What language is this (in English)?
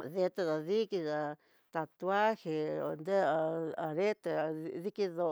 Tidaá Mixtec